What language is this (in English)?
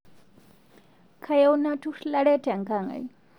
Masai